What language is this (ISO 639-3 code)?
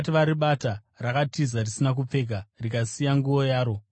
sna